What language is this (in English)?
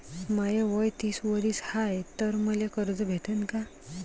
Marathi